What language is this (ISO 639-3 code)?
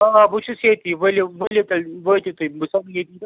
kas